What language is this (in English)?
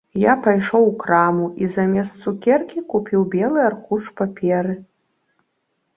Belarusian